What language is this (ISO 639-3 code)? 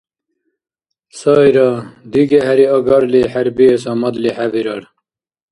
dar